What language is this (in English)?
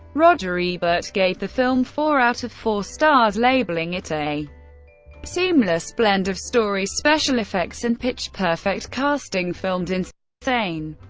English